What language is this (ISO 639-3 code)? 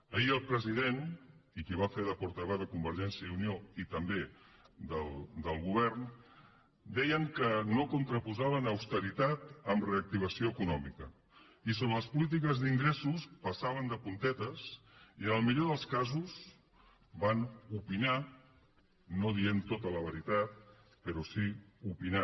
cat